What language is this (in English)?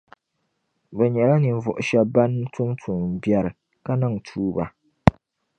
Dagbani